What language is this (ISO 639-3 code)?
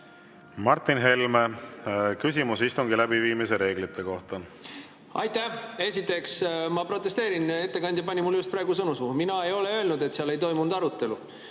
est